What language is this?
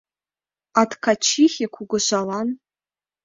Mari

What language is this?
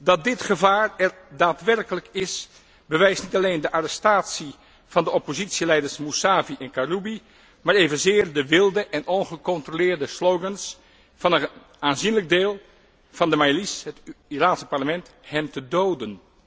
Dutch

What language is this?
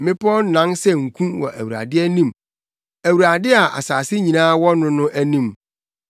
Akan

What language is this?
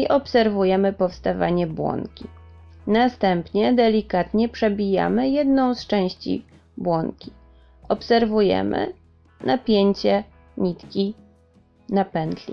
Polish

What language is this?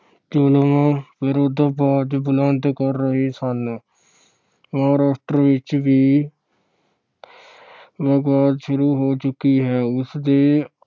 Punjabi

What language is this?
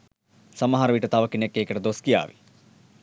Sinhala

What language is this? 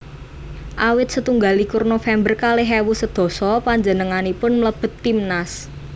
Javanese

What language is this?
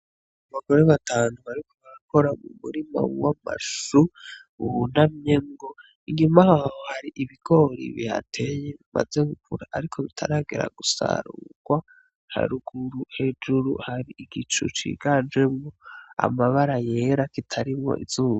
Rundi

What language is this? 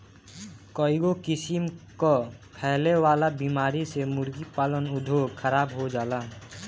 Bhojpuri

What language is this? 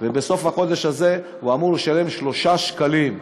Hebrew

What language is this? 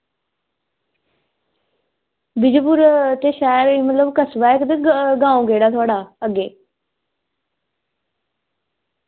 Dogri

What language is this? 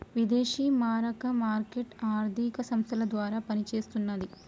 Telugu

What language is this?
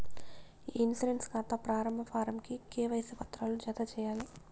Telugu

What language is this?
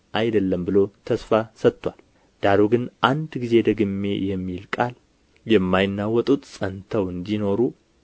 Amharic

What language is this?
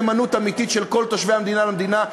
Hebrew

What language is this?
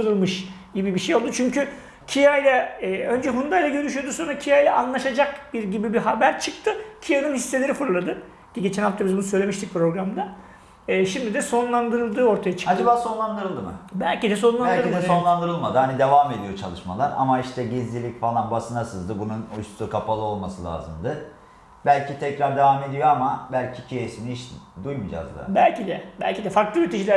Turkish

